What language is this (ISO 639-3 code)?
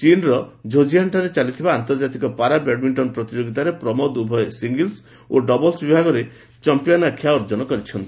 ori